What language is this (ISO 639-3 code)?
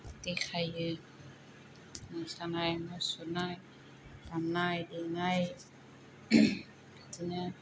brx